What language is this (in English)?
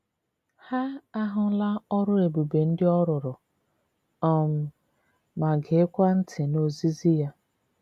Igbo